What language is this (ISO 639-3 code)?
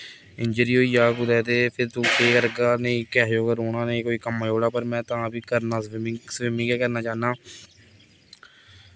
doi